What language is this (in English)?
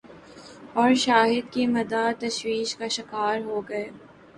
Urdu